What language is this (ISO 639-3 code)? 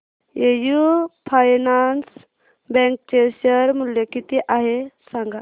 mar